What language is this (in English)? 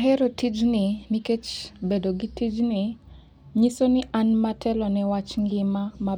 Luo (Kenya and Tanzania)